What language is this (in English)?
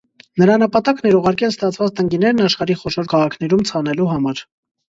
Armenian